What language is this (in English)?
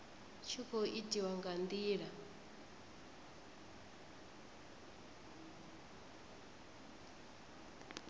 Venda